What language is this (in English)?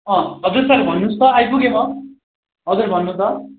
Nepali